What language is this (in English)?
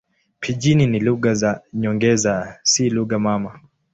Swahili